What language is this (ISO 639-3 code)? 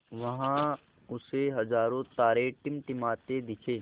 hin